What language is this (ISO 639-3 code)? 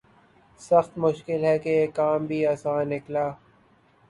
urd